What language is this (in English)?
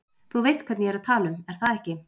Icelandic